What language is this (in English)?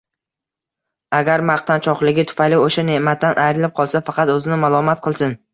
Uzbek